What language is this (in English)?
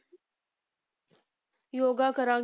Punjabi